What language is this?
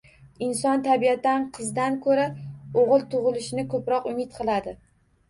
Uzbek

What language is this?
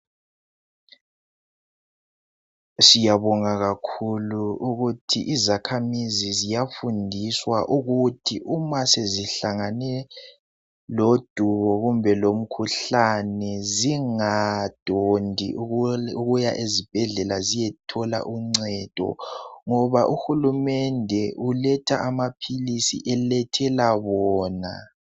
North Ndebele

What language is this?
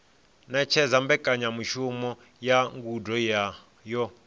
Venda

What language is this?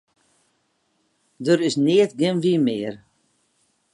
Western Frisian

